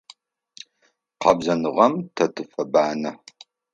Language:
Adyghe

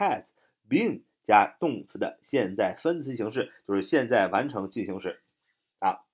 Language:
Chinese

